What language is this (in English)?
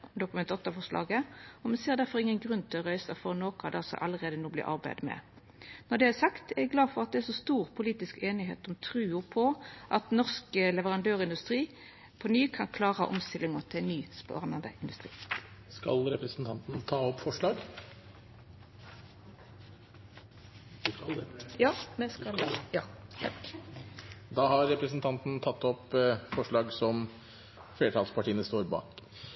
Norwegian